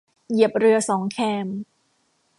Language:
Thai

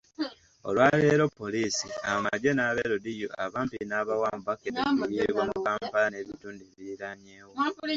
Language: Ganda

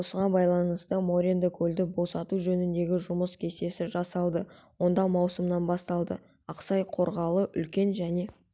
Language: Kazakh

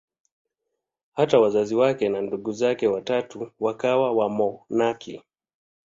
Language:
Swahili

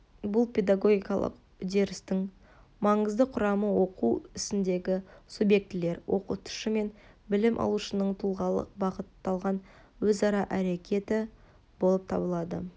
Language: Kazakh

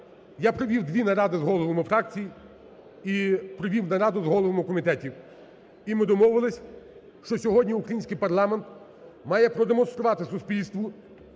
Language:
Ukrainian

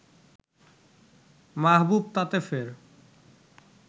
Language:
Bangla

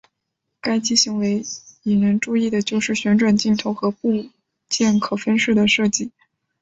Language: Chinese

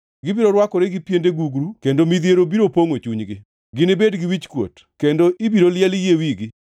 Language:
Luo (Kenya and Tanzania)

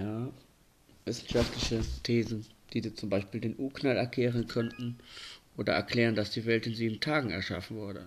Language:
German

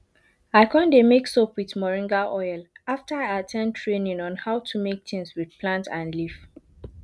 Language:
Nigerian Pidgin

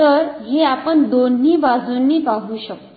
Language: Marathi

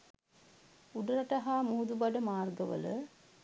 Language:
Sinhala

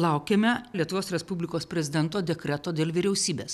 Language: Lithuanian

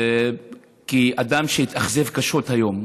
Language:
Hebrew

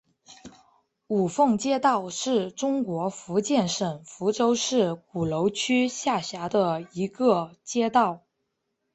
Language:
Chinese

